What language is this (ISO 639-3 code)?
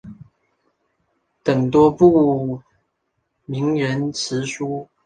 zho